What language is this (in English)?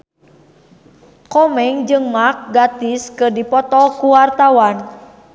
Sundanese